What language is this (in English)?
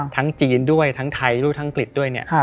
Thai